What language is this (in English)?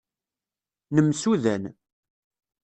Kabyle